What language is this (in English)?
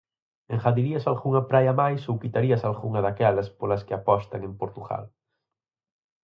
Galician